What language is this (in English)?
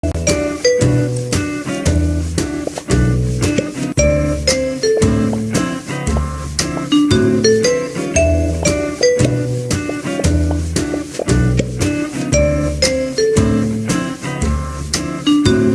English